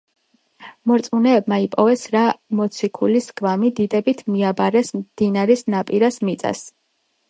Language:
Georgian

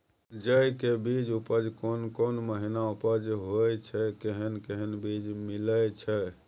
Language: Maithili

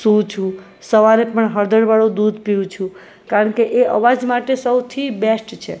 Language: Gujarati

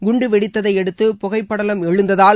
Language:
Tamil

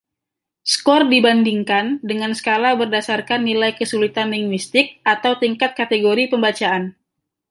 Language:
Indonesian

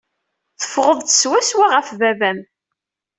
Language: Kabyle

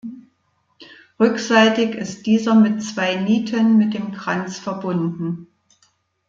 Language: German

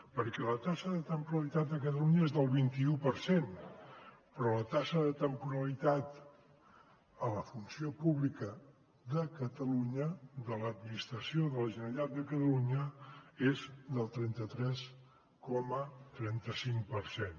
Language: Catalan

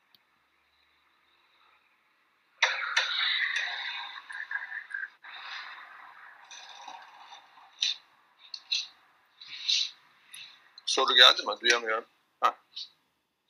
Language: Turkish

